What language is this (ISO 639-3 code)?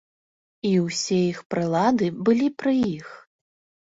bel